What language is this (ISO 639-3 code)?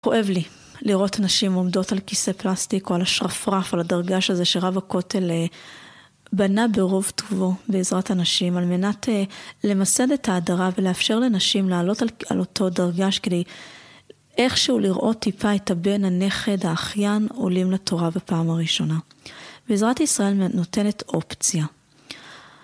heb